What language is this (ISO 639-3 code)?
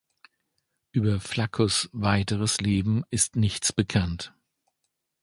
deu